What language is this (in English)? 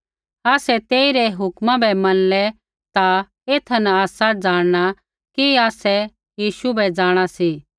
Kullu Pahari